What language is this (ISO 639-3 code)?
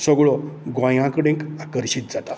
kok